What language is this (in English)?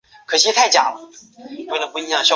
Chinese